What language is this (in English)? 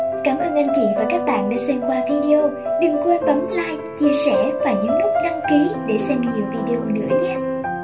Vietnamese